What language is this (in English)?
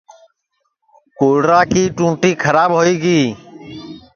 Sansi